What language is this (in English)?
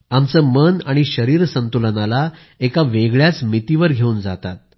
Marathi